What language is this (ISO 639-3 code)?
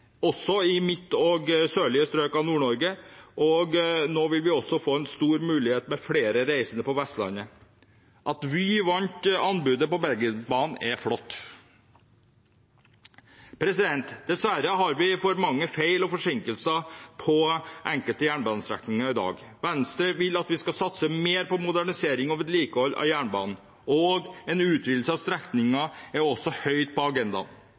nob